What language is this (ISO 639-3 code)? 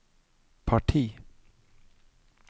nor